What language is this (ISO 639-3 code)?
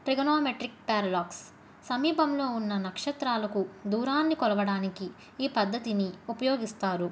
tel